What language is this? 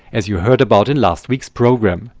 English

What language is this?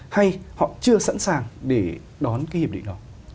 Vietnamese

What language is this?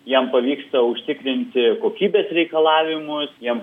Lithuanian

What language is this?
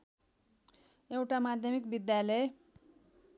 Nepali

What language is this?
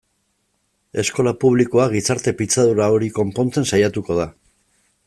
Basque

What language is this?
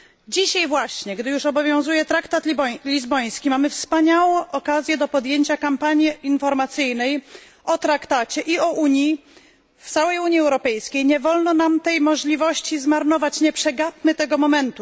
Polish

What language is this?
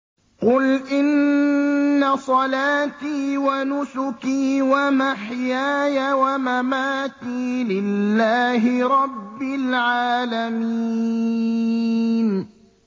Arabic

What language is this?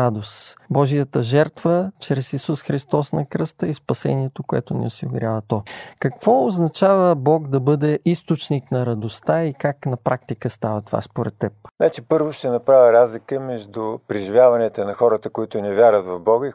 Bulgarian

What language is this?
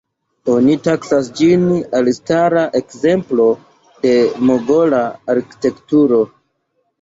Esperanto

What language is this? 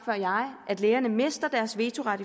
Danish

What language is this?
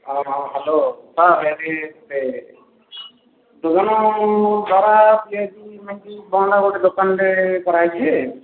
Odia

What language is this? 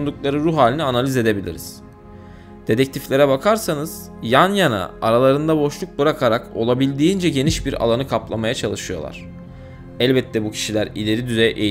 Turkish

